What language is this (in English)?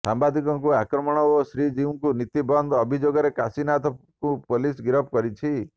Odia